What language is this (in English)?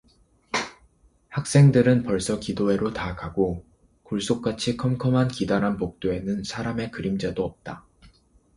Korean